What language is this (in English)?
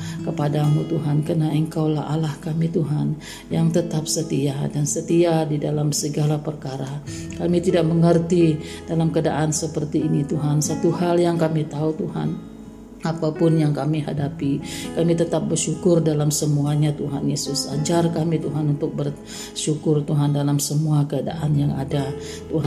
Malay